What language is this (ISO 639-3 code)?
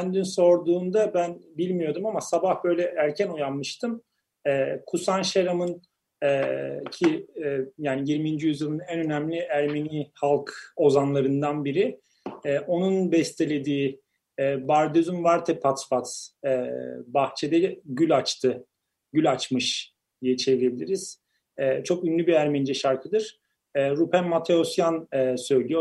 tur